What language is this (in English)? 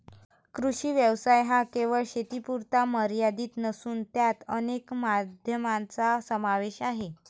Marathi